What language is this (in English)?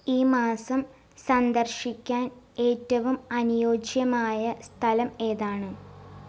Malayalam